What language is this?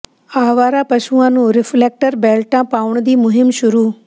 Punjabi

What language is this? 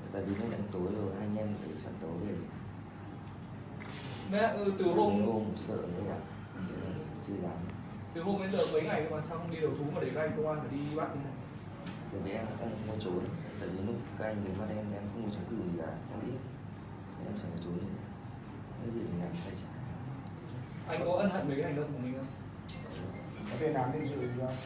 Vietnamese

